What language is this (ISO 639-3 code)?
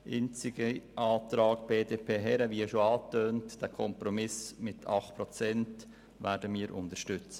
gsw